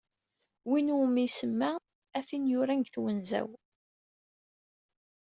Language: Kabyle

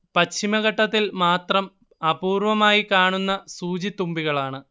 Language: Malayalam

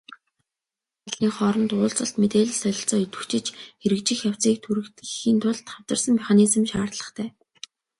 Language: Mongolian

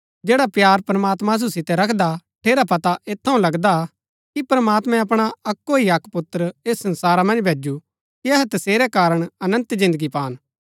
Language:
Gaddi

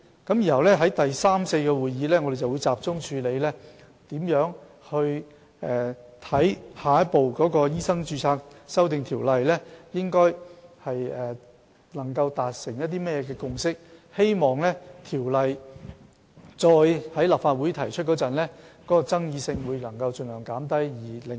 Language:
Cantonese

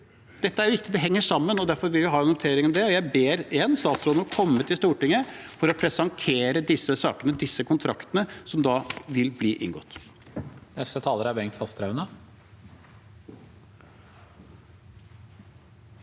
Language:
Norwegian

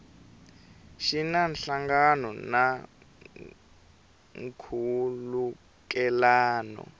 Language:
Tsonga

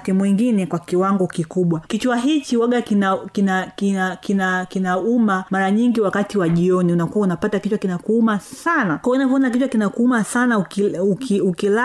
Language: Swahili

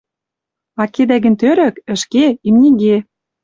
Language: Western Mari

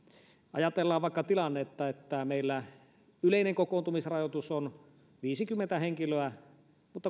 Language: Finnish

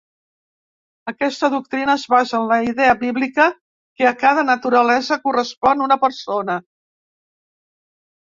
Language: Catalan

